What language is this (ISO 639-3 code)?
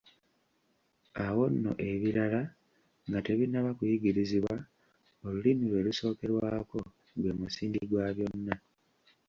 lug